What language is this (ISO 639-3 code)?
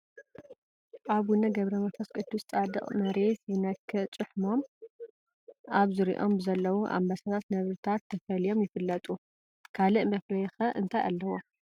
tir